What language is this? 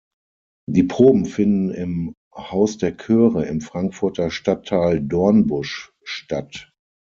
German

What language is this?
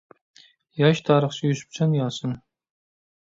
Uyghur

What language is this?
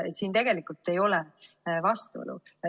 Estonian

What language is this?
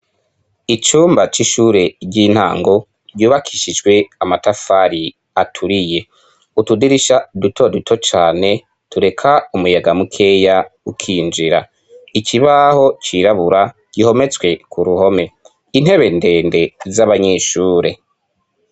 Rundi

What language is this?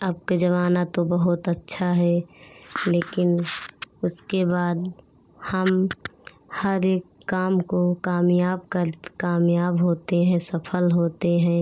Hindi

